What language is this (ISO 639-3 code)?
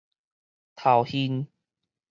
nan